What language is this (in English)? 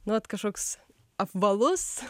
Lithuanian